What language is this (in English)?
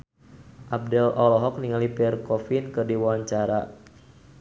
Sundanese